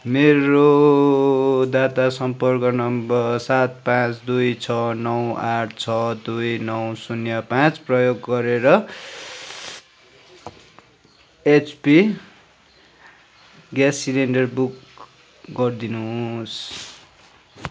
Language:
Nepali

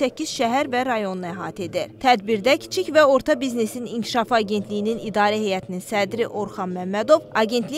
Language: Turkish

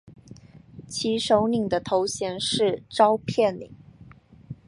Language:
Chinese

